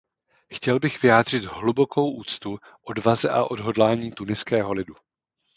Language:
Czech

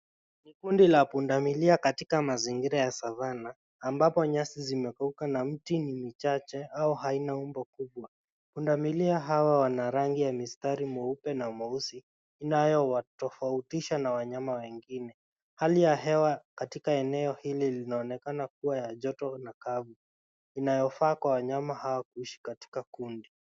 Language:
Swahili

